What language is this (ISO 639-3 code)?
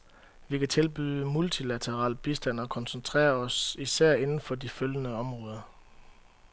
dan